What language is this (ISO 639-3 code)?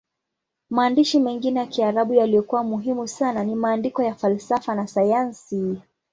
swa